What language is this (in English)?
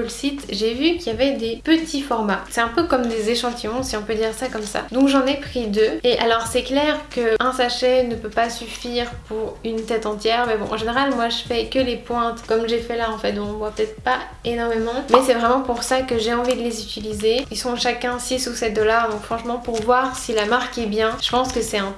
French